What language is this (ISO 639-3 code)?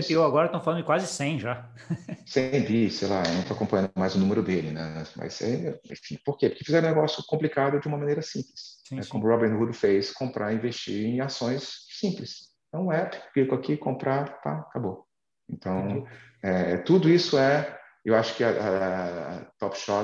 por